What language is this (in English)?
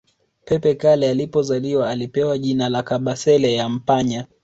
Swahili